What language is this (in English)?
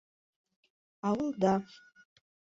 Bashkir